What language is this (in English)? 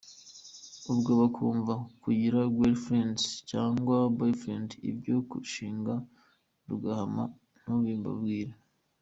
Kinyarwanda